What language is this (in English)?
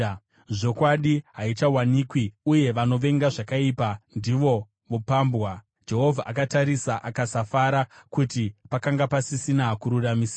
Shona